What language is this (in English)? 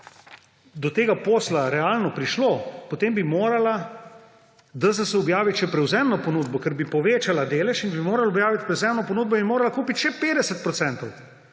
Slovenian